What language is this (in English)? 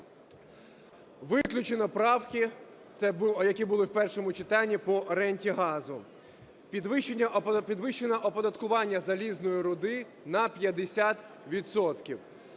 Ukrainian